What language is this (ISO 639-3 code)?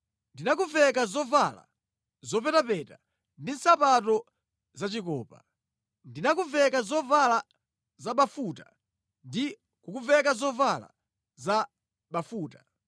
nya